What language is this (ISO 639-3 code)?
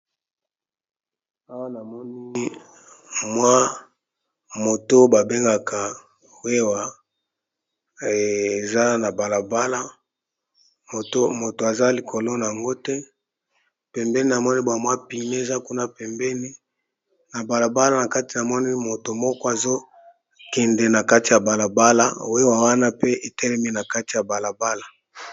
lin